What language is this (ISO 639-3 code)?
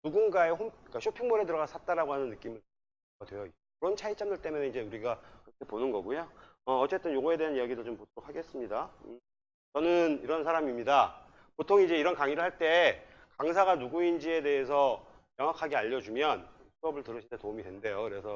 kor